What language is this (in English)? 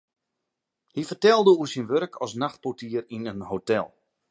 Western Frisian